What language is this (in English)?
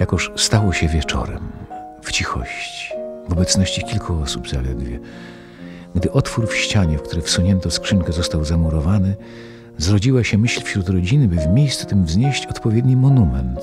Polish